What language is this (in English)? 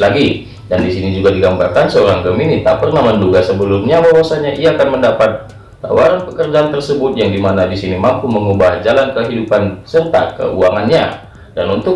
Indonesian